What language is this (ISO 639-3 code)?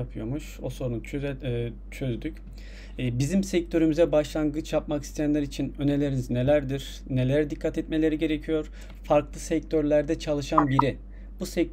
tur